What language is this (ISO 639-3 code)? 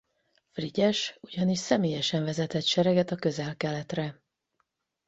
hun